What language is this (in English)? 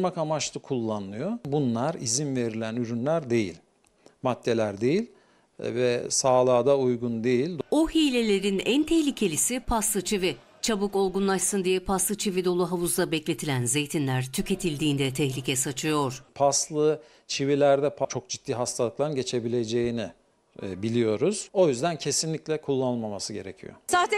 Turkish